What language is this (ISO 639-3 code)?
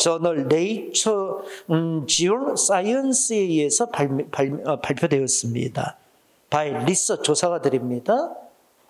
kor